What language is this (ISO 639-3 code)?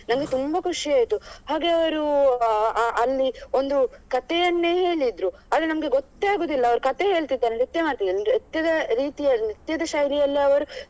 kan